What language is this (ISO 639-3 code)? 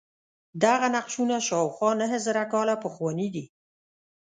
pus